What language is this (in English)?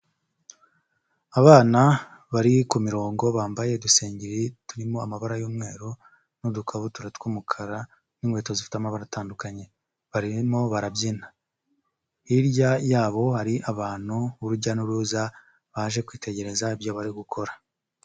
Kinyarwanda